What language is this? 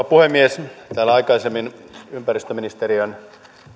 Finnish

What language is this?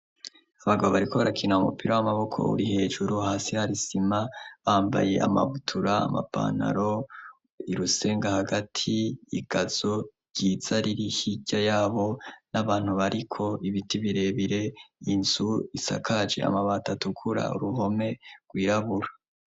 Rundi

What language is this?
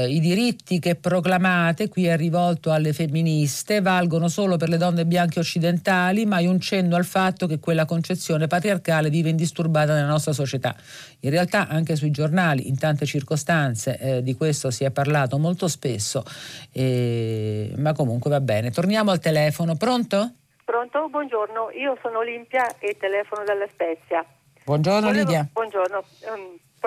Italian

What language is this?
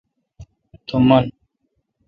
Kalkoti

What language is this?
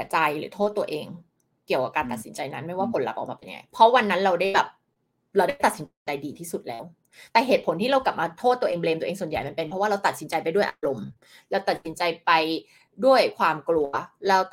Thai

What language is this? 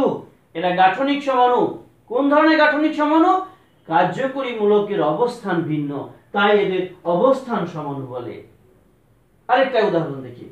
Hindi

